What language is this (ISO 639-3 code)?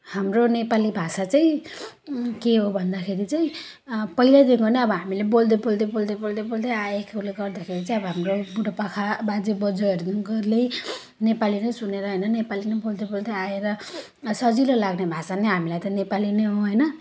nep